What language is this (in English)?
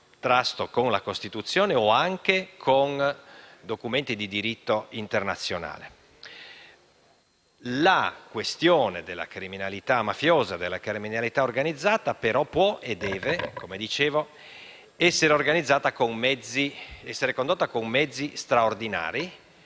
Italian